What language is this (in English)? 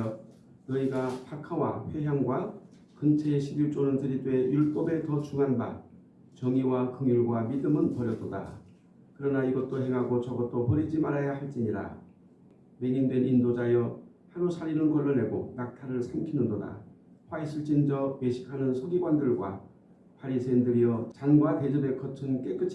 Korean